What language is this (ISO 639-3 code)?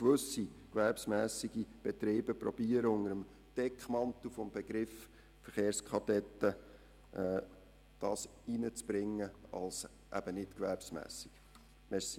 gsw